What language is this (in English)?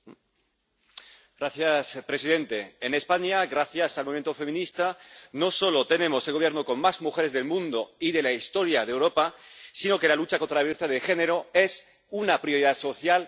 Spanish